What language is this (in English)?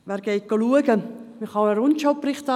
Swiss German